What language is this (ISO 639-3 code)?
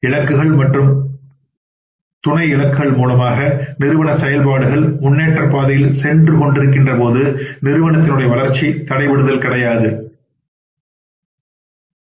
tam